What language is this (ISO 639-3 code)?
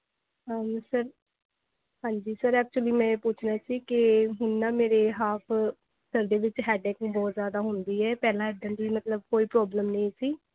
pan